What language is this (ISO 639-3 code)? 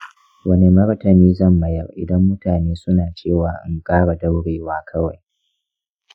hau